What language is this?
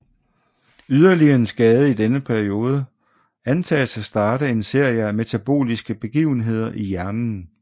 Danish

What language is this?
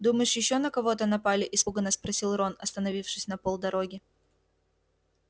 Russian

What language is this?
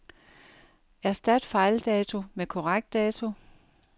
Danish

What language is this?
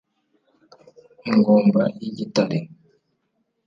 Kinyarwanda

